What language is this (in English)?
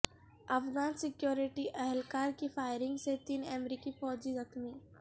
Urdu